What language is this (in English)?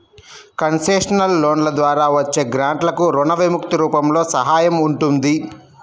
Telugu